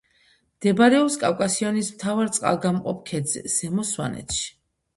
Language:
Georgian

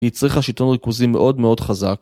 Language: Hebrew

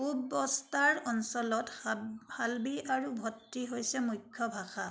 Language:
Assamese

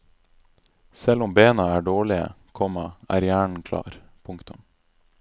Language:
Norwegian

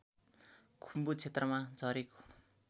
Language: Nepali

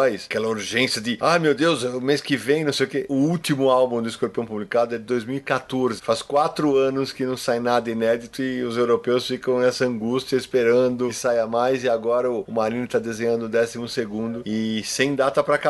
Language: Portuguese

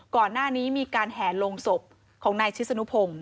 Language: Thai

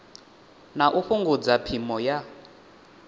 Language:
Venda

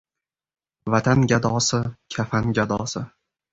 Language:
Uzbek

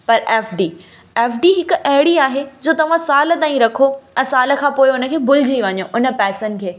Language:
Sindhi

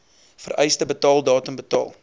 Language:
Afrikaans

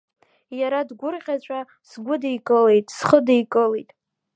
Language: Abkhazian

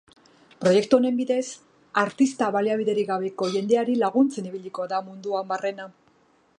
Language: Basque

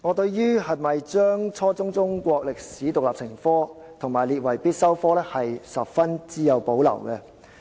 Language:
Cantonese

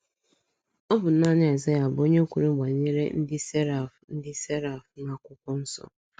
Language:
Igbo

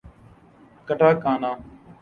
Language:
Urdu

